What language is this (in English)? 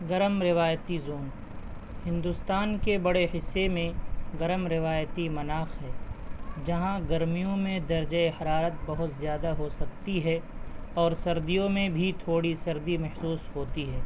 Urdu